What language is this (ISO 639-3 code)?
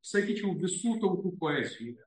lit